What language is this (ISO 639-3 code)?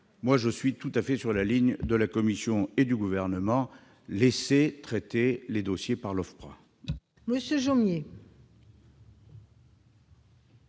fra